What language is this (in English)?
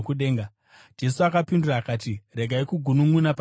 Shona